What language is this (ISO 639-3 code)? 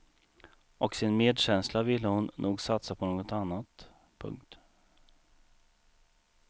swe